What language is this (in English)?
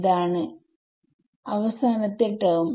Malayalam